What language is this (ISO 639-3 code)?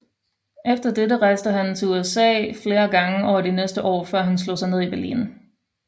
dan